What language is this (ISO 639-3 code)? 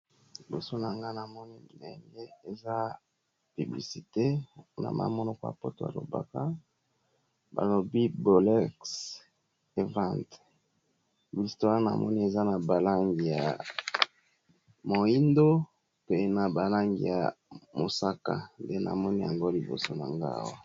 lin